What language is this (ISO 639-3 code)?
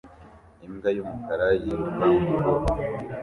kin